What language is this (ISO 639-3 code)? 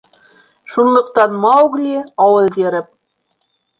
bak